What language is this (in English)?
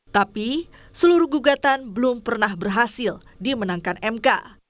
Indonesian